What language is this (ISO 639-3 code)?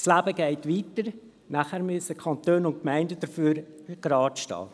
gsw